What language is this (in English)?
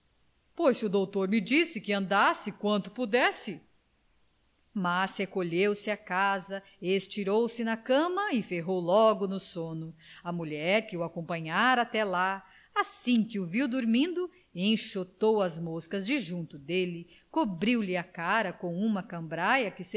Portuguese